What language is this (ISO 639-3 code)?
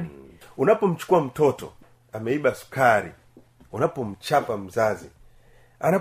swa